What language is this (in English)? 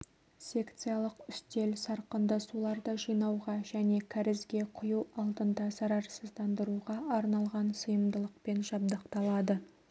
Kazakh